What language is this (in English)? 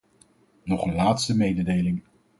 Dutch